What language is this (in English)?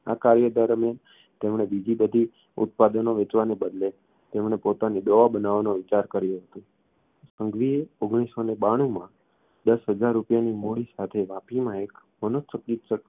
Gujarati